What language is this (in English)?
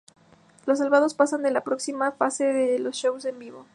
Spanish